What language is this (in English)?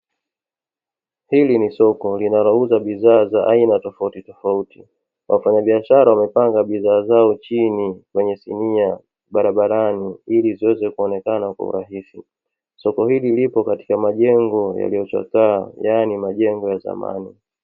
Swahili